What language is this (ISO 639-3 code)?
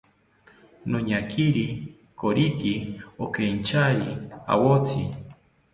cpy